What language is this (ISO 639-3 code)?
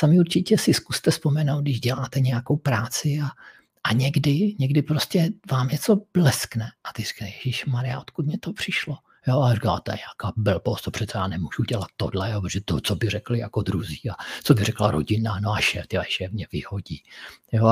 ces